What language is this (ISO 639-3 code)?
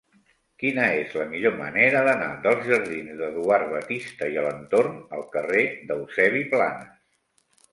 cat